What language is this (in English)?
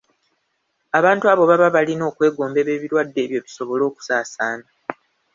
Ganda